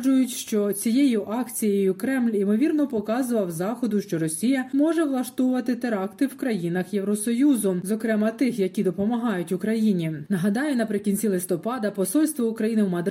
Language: Ukrainian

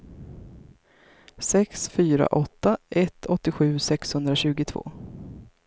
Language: Swedish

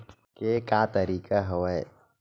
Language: Chhattisgarhi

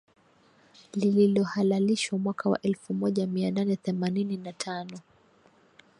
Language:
Swahili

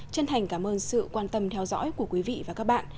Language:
Vietnamese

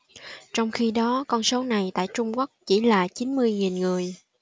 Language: Vietnamese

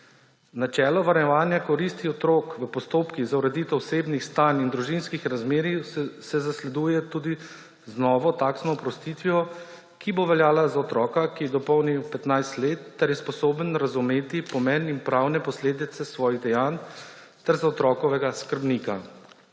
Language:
Slovenian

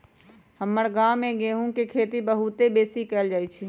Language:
Magahi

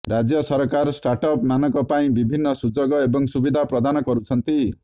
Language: Odia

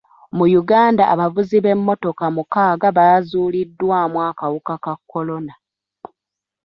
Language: Ganda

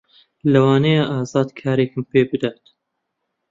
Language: Central Kurdish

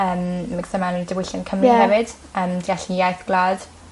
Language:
Welsh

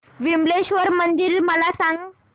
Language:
Marathi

